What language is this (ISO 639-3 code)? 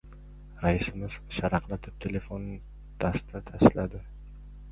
uzb